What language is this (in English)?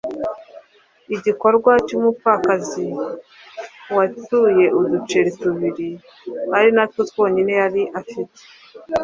Kinyarwanda